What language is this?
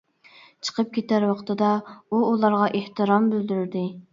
Uyghur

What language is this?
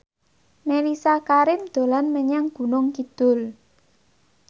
Javanese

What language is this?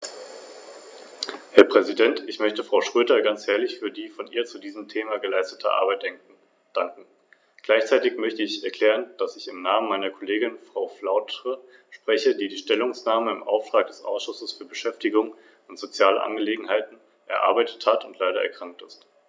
German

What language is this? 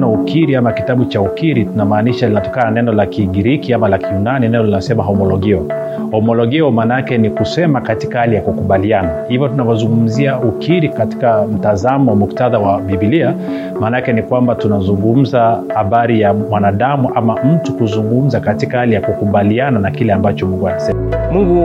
Swahili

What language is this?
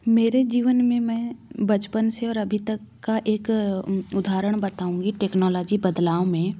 Hindi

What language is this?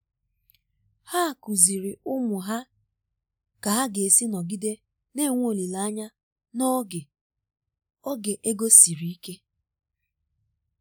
Igbo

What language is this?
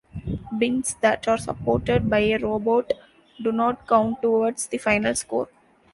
English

